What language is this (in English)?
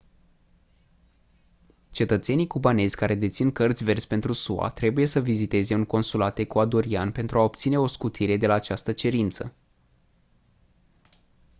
Romanian